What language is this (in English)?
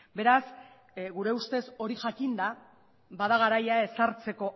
Basque